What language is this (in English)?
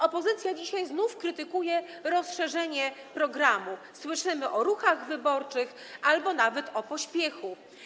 Polish